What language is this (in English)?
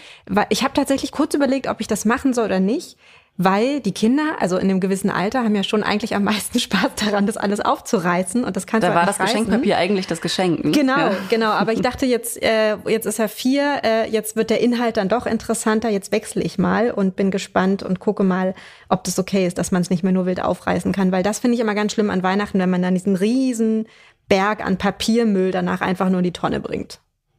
German